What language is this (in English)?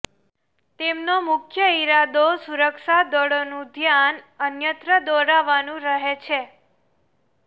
Gujarati